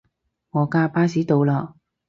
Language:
Cantonese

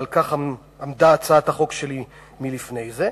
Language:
Hebrew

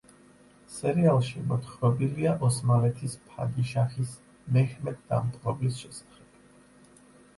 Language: Georgian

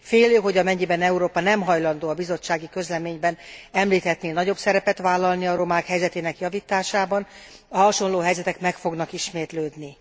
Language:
Hungarian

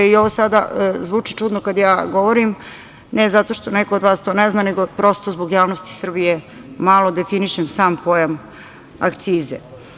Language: Serbian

